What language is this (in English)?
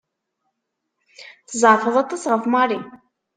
Kabyle